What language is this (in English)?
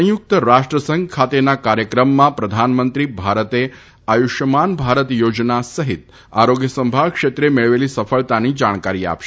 Gujarati